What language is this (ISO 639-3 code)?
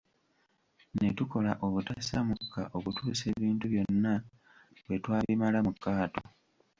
lug